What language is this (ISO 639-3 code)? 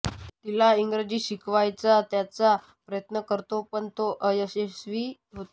mar